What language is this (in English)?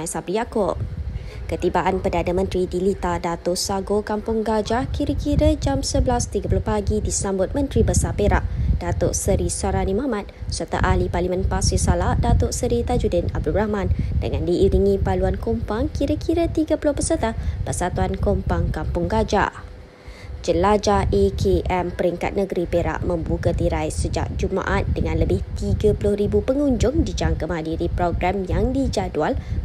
Malay